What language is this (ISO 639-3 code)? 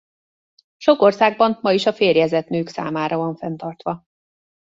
hun